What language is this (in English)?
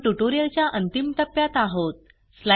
Marathi